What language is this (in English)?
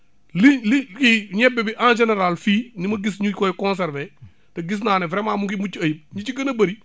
Wolof